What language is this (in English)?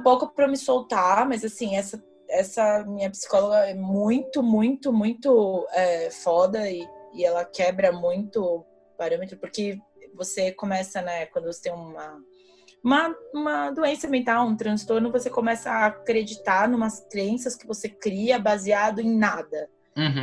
Portuguese